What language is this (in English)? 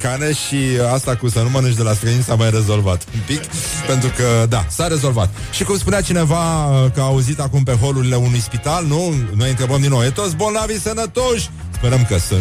Romanian